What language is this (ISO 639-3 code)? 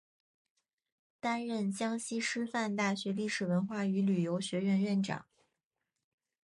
zho